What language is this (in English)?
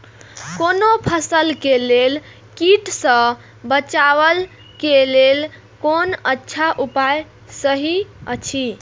Maithili